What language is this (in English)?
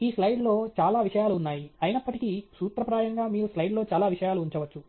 Telugu